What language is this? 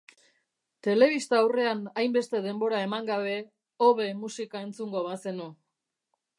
Basque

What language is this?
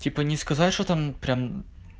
Russian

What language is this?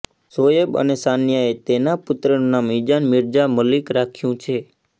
Gujarati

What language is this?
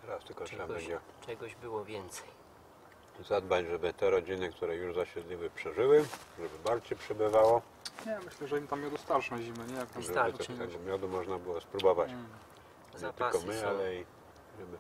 Polish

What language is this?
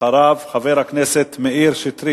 Hebrew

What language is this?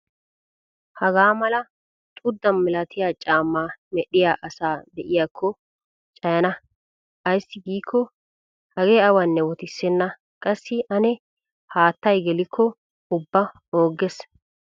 Wolaytta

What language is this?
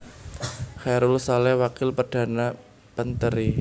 Javanese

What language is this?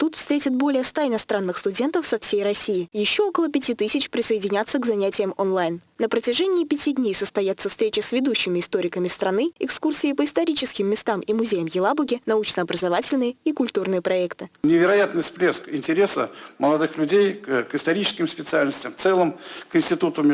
Russian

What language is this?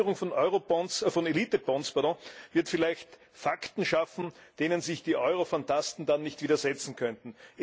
German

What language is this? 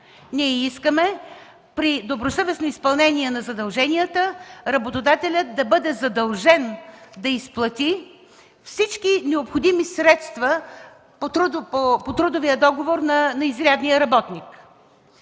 Bulgarian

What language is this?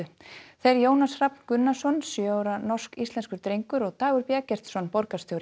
Icelandic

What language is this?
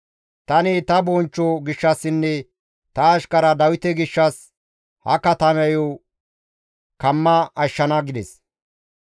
Gamo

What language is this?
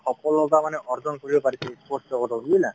Assamese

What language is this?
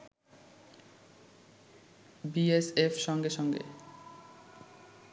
Bangla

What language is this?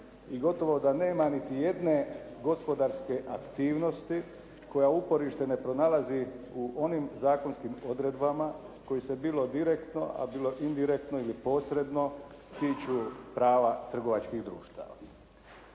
Croatian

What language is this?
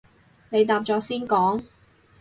Cantonese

